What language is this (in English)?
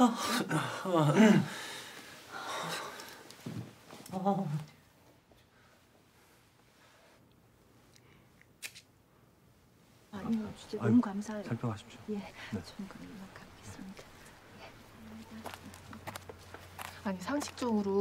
Korean